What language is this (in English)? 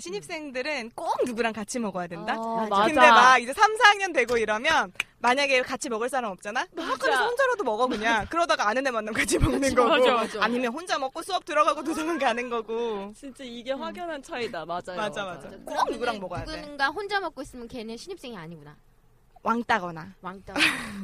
Korean